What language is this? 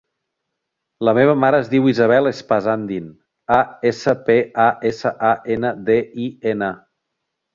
Catalan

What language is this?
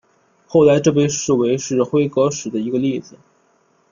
Chinese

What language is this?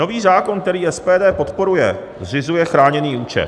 Czech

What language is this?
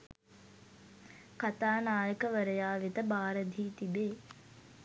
Sinhala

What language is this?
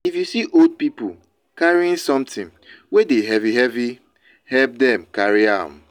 Nigerian Pidgin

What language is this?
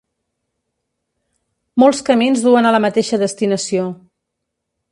Catalan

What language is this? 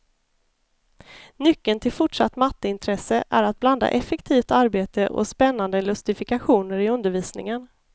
Swedish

